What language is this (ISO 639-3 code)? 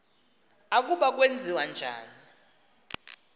xho